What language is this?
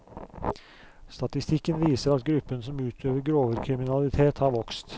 Norwegian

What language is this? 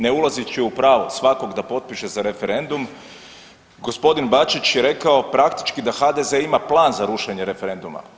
Croatian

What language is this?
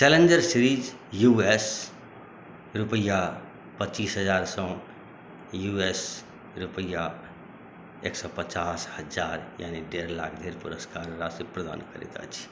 Maithili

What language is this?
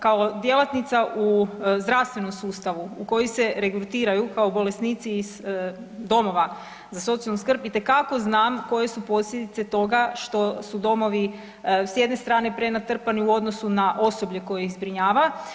Croatian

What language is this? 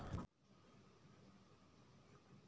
Hindi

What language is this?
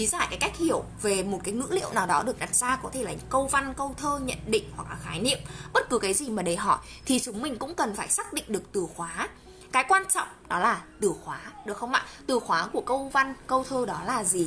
Vietnamese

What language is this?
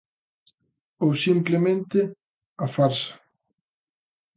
Galician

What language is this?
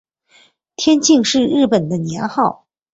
Chinese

